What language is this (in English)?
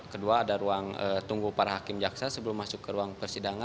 Indonesian